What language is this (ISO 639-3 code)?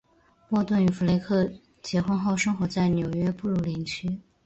zho